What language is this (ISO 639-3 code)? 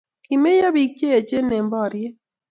kln